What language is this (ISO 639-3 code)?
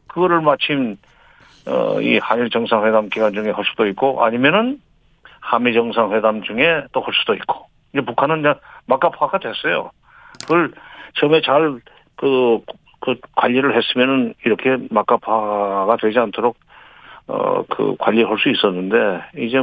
kor